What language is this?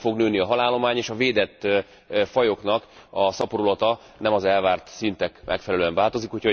Hungarian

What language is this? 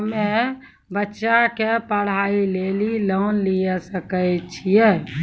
Maithili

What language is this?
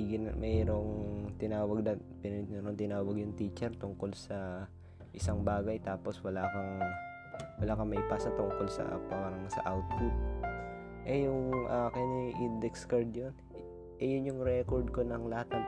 Filipino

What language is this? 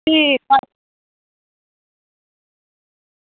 Dogri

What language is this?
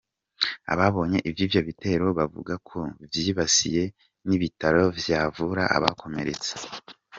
Kinyarwanda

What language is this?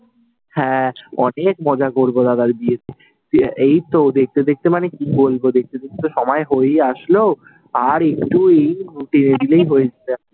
Bangla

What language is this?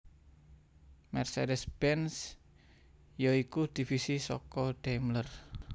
Javanese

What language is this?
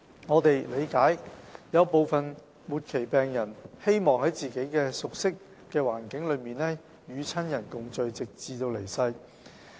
Cantonese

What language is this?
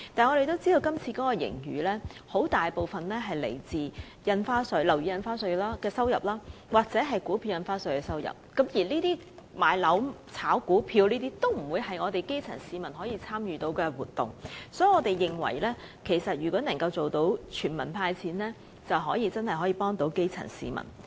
Cantonese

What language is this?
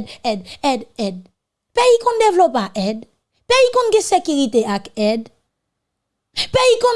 French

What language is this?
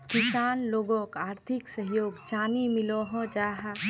Magahi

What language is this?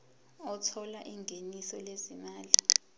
Zulu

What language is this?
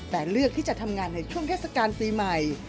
Thai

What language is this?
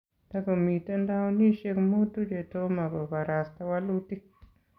Kalenjin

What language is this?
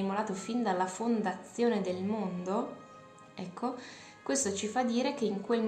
Italian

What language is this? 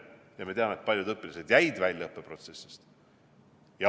Estonian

